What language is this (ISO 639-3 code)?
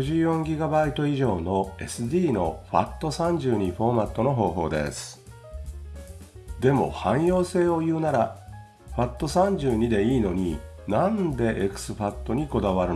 jpn